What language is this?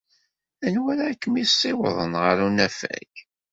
Kabyle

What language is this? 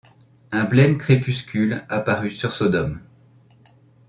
French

